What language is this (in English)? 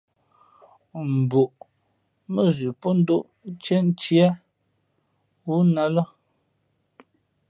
Fe'fe'